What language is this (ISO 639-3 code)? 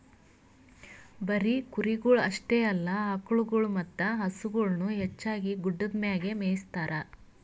kan